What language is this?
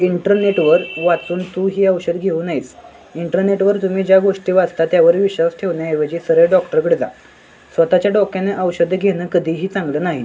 Marathi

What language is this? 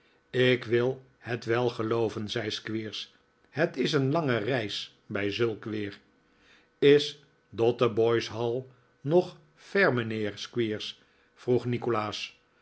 Dutch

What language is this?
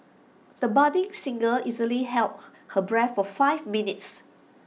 English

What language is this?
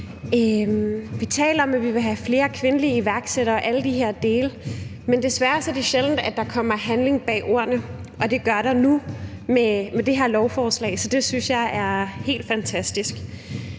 Danish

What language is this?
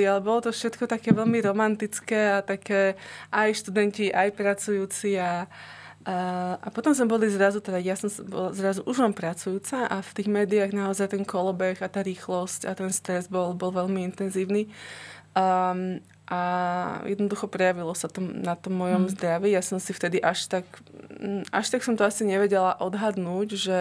Slovak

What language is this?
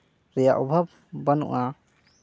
Santali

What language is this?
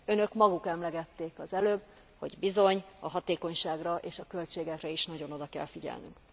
Hungarian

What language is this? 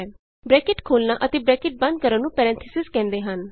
Punjabi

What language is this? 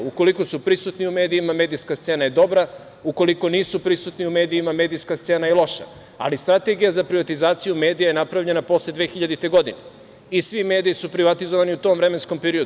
Serbian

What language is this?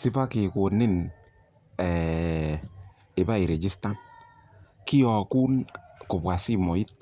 Kalenjin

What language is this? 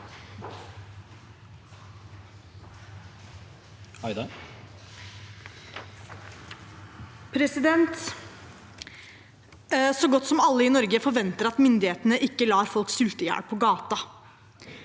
Norwegian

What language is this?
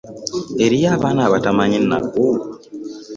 Ganda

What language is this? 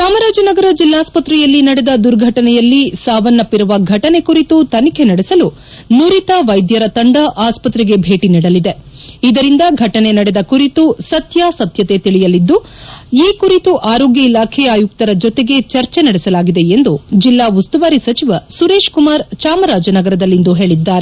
Kannada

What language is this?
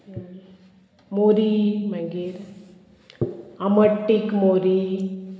Konkani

